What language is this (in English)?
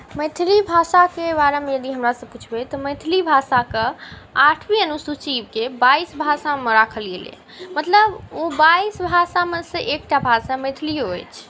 Maithili